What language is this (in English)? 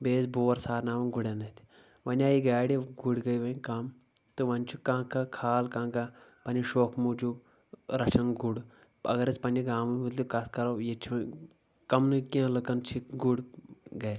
Kashmiri